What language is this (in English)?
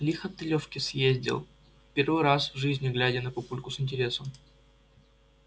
Russian